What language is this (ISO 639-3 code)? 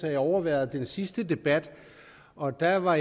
dan